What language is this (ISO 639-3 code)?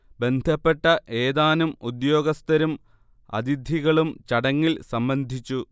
mal